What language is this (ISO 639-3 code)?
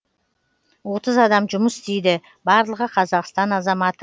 kaz